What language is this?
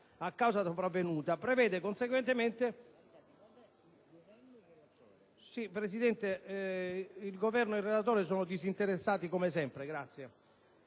Italian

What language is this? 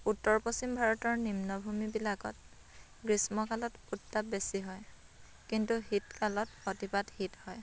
Assamese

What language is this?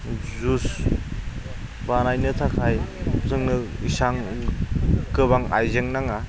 Bodo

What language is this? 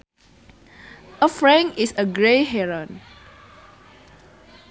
Sundanese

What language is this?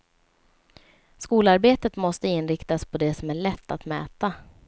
Swedish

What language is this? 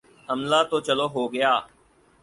Urdu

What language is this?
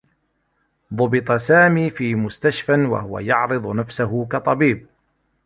Arabic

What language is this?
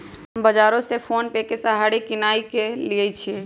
Magahi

